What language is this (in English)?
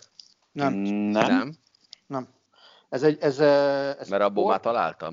Hungarian